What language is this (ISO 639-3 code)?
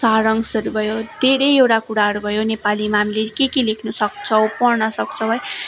nep